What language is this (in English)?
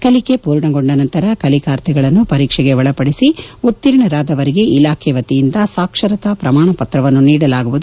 Kannada